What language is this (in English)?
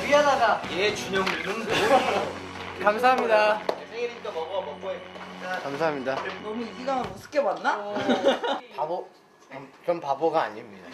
Korean